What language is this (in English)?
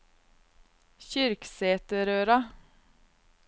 Norwegian